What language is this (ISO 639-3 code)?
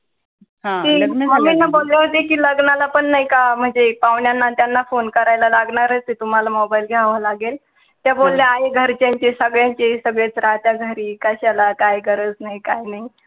mar